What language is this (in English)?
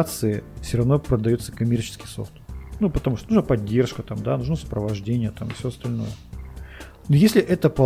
Russian